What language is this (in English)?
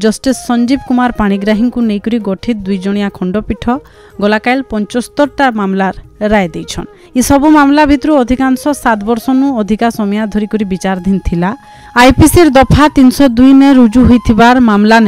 Hindi